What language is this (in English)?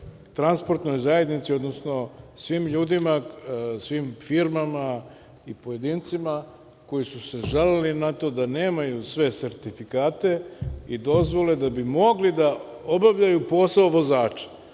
Serbian